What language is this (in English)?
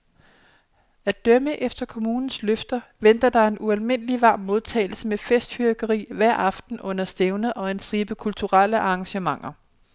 Danish